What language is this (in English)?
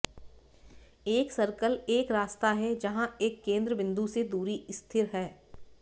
Hindi